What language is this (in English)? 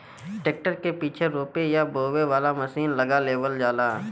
Bhojpuri